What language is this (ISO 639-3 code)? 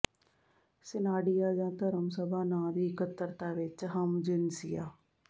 pan